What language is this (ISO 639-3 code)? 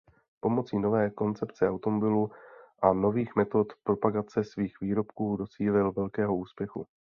ces